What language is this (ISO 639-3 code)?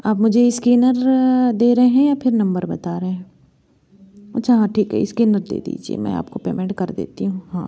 hin